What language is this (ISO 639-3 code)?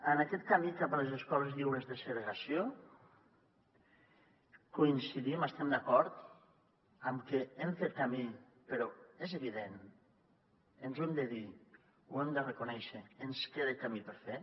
cat